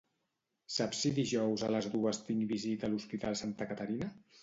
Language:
Catalan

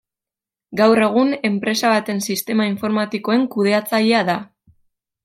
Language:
Basque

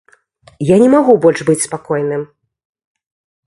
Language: Belarusian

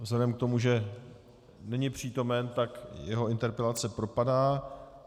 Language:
Czech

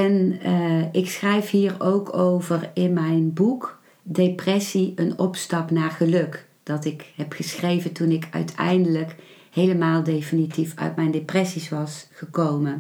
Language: Dutch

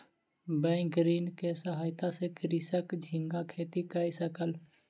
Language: Maithili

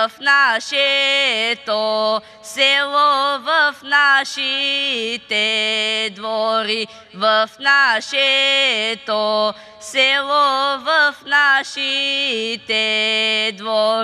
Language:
Bulgarian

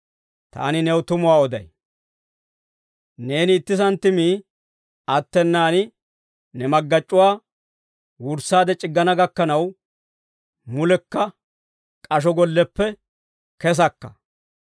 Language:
Dawro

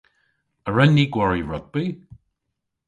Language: Cornish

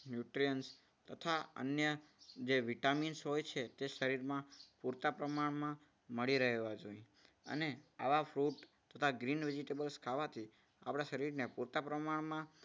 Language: Gujarati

